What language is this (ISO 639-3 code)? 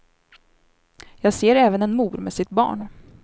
swe